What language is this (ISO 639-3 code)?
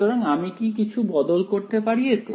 ben